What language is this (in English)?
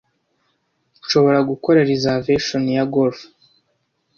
Kinyarwanda